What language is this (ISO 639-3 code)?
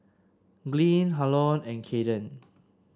eng